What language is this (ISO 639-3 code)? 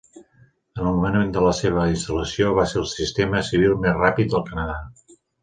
cat